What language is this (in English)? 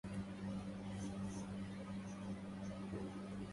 Arabic